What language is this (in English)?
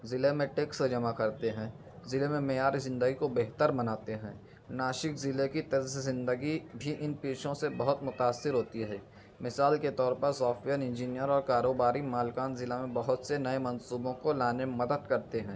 Urdu